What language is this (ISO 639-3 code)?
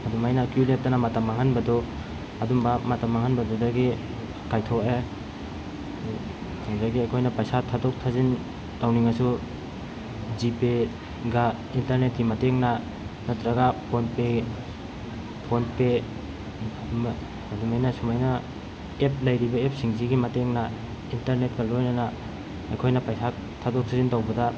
mni